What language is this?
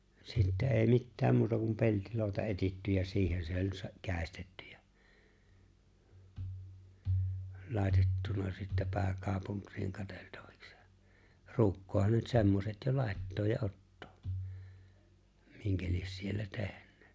Finnish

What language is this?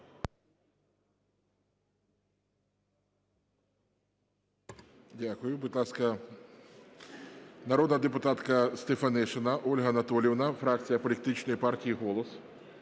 Ukrainian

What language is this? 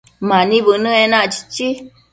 Matsés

